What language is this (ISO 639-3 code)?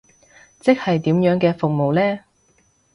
yue